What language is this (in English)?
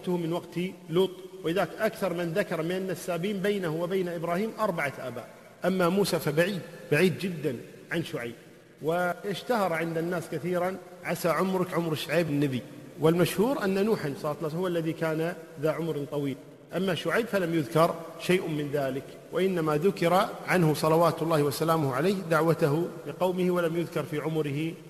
Arabic